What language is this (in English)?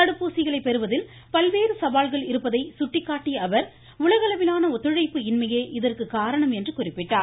Tamil